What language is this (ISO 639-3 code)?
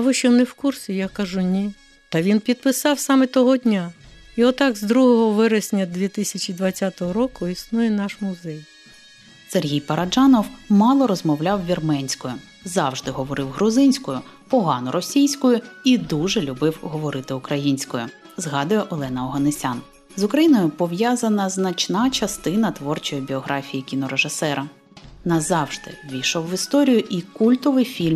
ukr